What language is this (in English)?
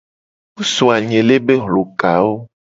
Gen